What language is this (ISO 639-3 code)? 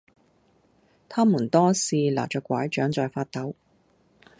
yue